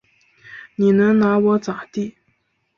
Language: Chinese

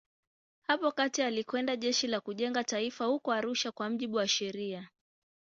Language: Swahili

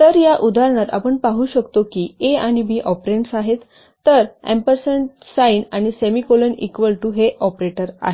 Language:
Marathi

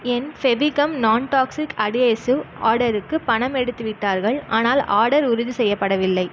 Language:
Tamil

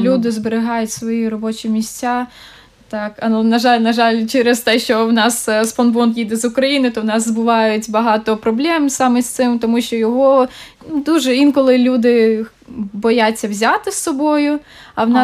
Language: Ukrainian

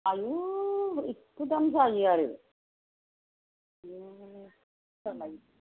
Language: Bodo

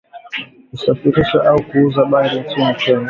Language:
Swahili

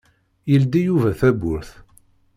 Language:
Kabyle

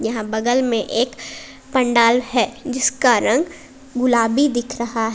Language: Hindi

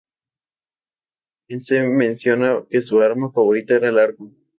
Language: Spanish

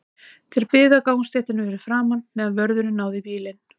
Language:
Icelandic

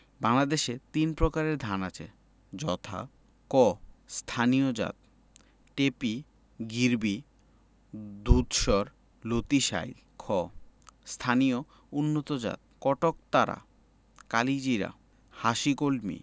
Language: Bangla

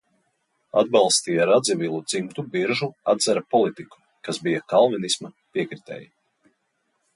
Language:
Latvian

